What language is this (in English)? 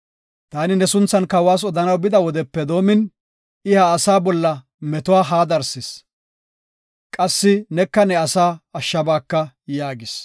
Gofa